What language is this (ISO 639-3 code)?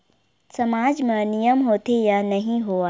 hne